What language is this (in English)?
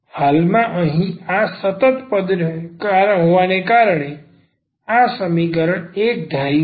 Gujarati